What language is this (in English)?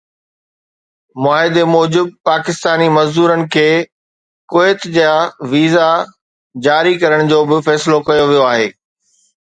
Sindhi